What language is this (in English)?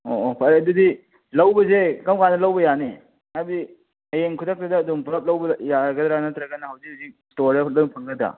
Manipuri